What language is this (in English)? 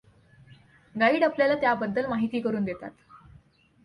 Marathi